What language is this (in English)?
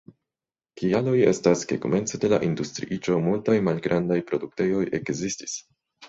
Esperanto